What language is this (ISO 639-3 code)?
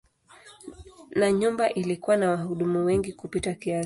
swa